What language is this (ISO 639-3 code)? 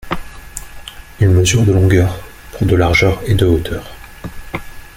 fra